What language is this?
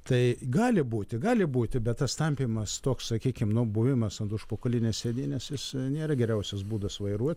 Lithuanian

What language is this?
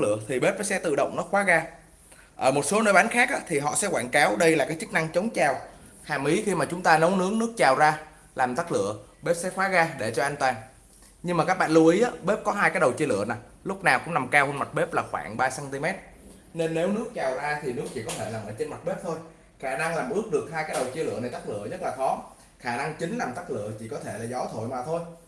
Vietnamese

